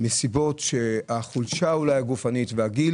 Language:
Hebrew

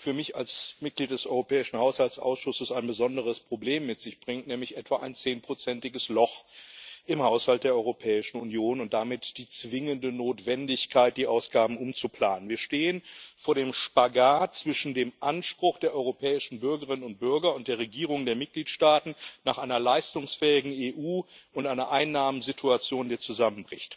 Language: German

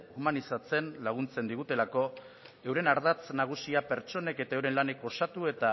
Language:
Basque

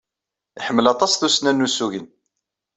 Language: Kabyle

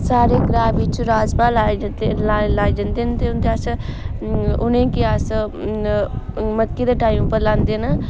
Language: Dogri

